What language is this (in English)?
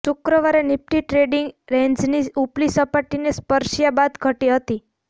Gujarati